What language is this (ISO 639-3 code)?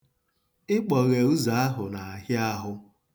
ibo